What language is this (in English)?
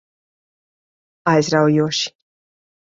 Latvian